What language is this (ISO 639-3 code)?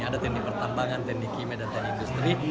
ind